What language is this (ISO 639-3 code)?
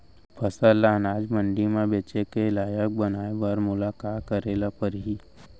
hne